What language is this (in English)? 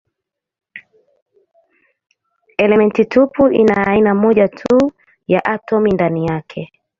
Swahili